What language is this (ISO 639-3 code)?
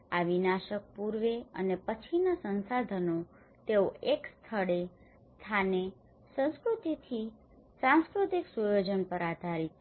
guj